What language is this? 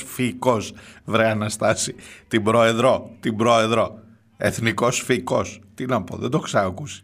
Greek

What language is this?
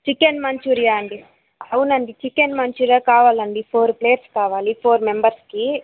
Telugu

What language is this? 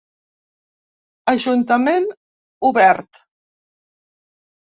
Catalan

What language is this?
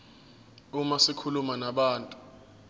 Zulu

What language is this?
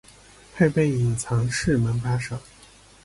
Chinese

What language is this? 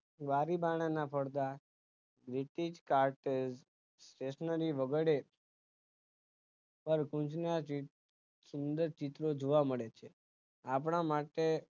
Gujarati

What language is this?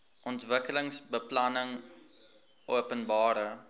Afrikaans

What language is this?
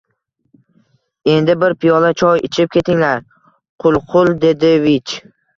Uzbek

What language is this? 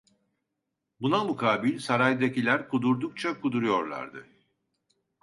Turkish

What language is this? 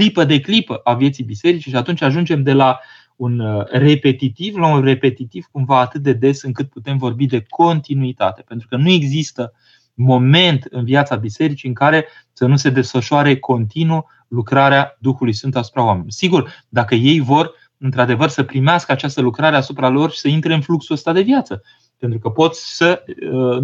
Romanian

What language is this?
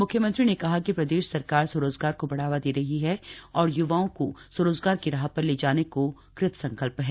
Hindi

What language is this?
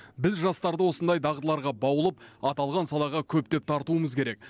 Kazakh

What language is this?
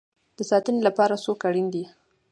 Pashto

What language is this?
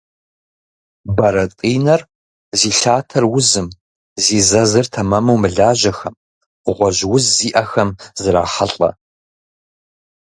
Kabardian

